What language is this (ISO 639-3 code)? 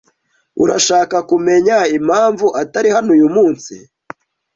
kin